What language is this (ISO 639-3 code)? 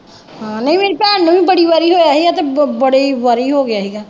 pan